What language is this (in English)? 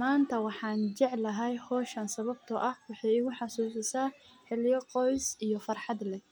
Somali